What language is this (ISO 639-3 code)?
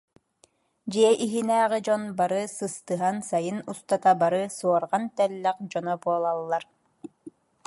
sah